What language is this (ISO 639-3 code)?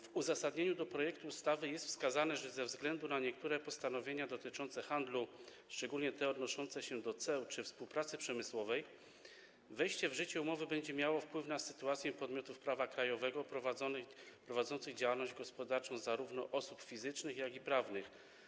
pol